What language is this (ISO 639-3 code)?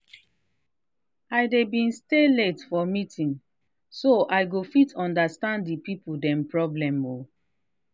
pcm